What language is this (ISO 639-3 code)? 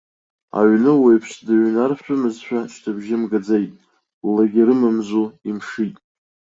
abk